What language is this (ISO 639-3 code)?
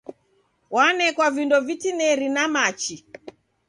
dav